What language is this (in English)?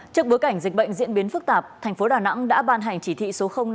Vietnamese